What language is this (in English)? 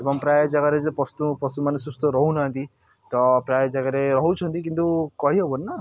Odia